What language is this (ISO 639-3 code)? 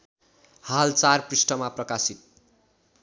nep